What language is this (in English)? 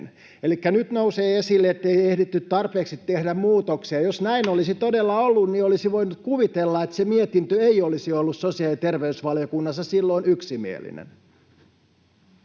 Finnish